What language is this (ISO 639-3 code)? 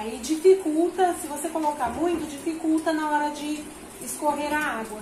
por